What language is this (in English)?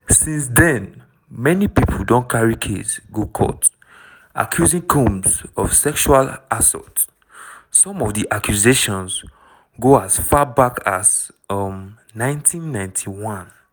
Nigerian Pidgin